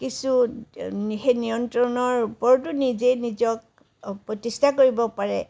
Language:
Assamese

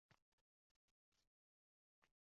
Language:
Uzbek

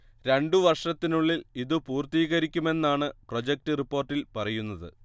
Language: Malayalam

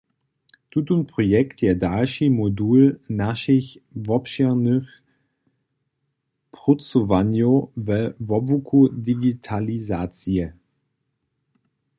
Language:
Upper Sorbian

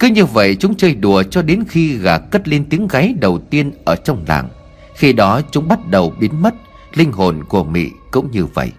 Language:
Vietnamese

